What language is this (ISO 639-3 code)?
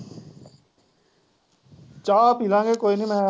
pan